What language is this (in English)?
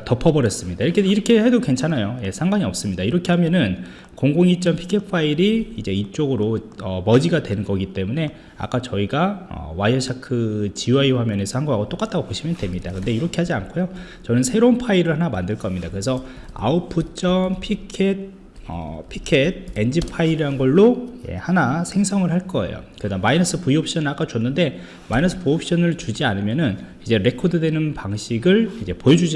Korean